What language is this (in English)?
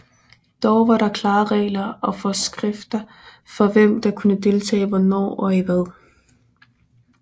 Danish